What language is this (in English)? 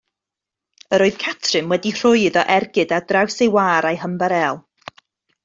Welsh